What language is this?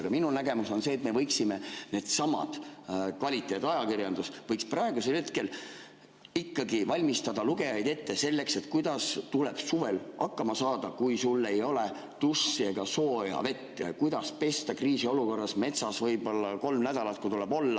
Estonian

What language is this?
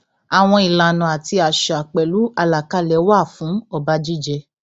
Yoruba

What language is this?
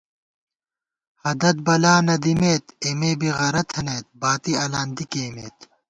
Gawar-Bati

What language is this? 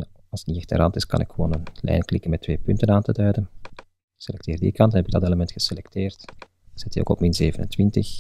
Dutch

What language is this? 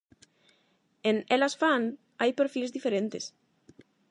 Galician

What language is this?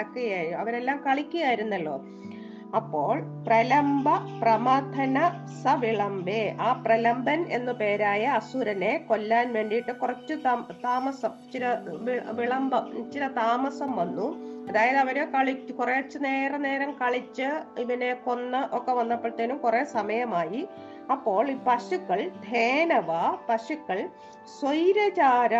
Malayalam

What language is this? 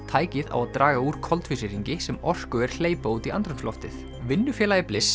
Icelandic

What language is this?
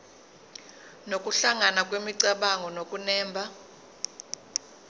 Zulu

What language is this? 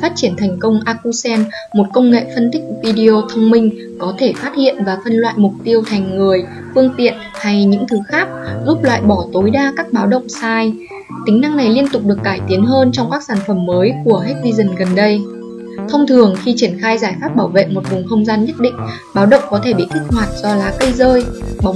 Vietnamese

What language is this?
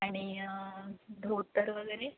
Marathi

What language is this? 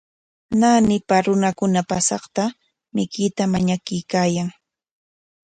Corongo Ancash Quechua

